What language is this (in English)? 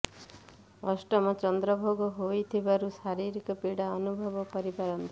Odia